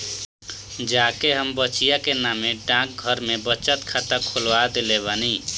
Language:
Bhojpuri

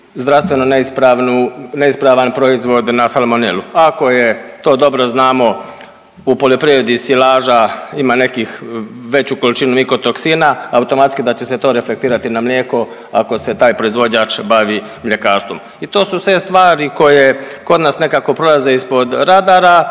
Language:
Croatian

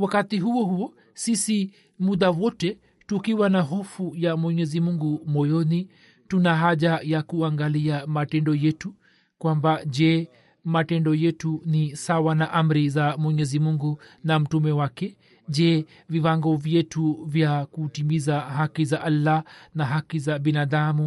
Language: Swahili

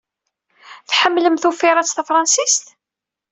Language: Kabyle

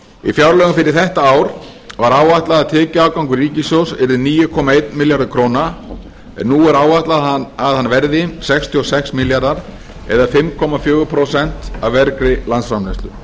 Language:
Icelandic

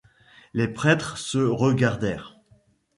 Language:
French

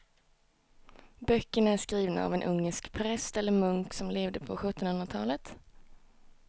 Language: Swedish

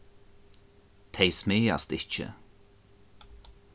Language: Faroese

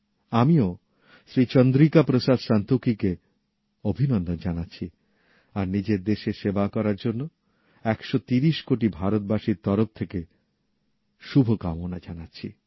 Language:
Bangla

